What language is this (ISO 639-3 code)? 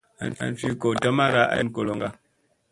mse